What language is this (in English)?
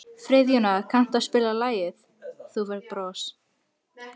Icelandic